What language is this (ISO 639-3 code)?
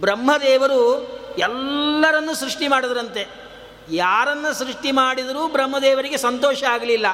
kan